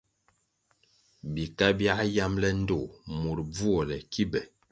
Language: Kwasio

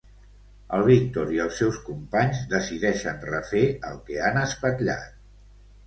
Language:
Catalan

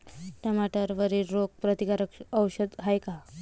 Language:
Marathi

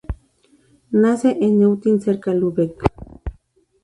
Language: Spanish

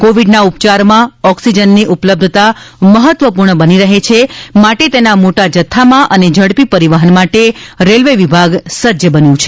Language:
Gujarati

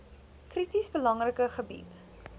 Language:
Afrikaans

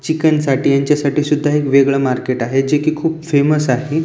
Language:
Marathi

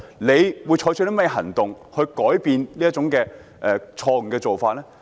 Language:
Cantonese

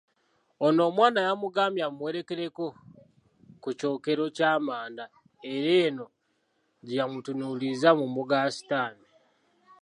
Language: Ganda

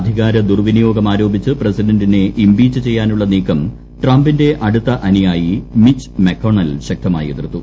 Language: Malayalam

